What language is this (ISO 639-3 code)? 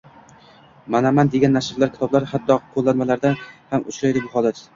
uzb